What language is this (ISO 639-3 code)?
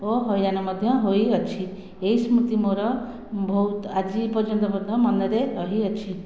ori